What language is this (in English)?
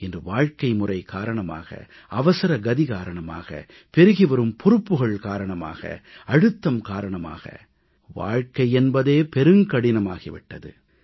Tamil